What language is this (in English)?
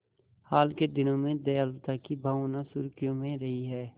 Hindi